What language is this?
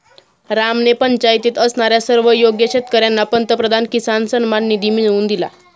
Marathi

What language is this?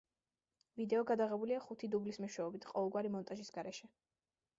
Georgian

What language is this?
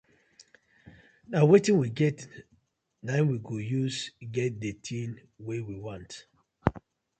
Nigerian Pidgin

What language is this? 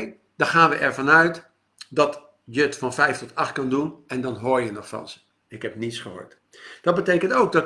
Dutch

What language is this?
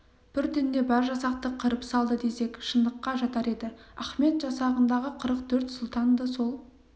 Kazakh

